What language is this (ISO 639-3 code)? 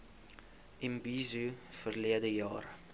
afr